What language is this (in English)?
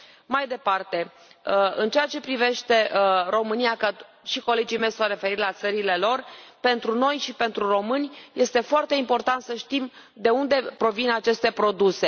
Romanian